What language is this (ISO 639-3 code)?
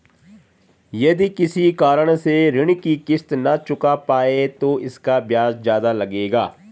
hin